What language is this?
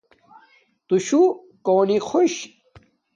Domaaki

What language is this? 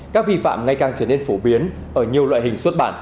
Vietnamese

